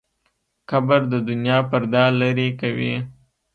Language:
Pashto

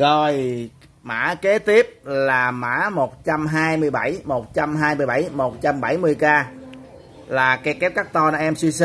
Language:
Vietnamese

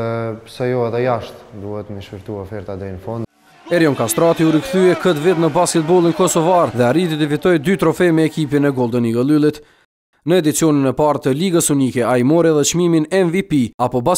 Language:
Portuguese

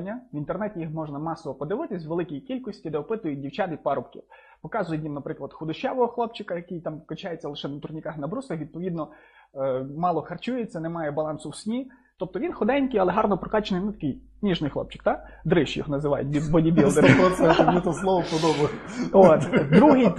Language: Ukrainian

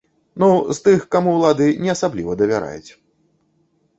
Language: Belarusian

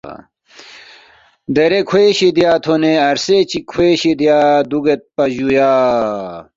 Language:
Balti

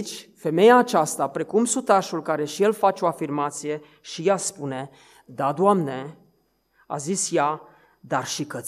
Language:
Romanian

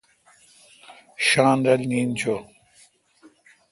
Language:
Kalkoti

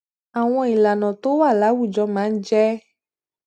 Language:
Yoruba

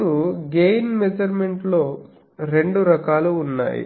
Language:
Telugu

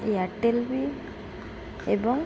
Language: Odia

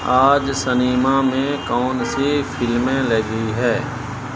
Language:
Urdu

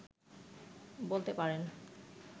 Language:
Bangla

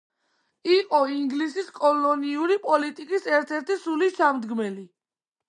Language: Georgian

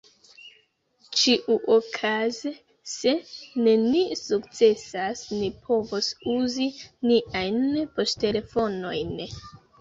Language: Esperanto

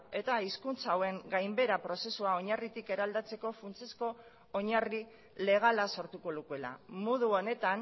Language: Basque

